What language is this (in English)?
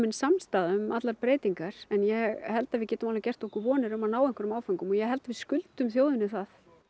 Icelandic